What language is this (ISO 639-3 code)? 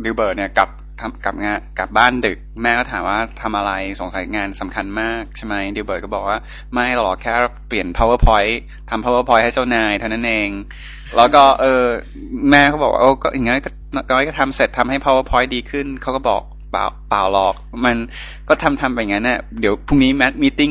tha